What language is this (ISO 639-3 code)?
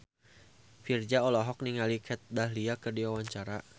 sun